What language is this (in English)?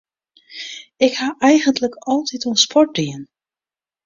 Western Frisian